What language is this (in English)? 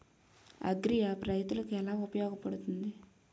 Telugu